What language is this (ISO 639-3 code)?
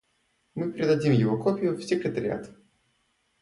rus